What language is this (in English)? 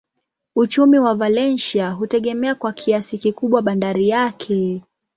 Swahili